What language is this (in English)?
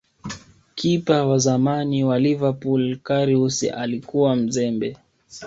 Swahili